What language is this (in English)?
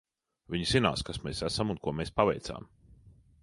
Latvian